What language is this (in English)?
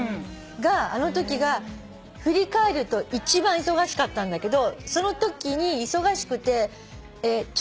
Japanese